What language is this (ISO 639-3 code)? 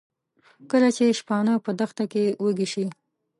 pus